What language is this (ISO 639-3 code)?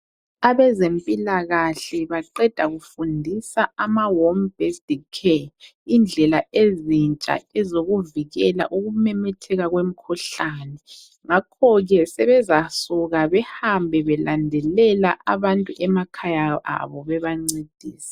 nde